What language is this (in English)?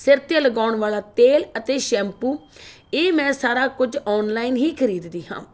Punjabi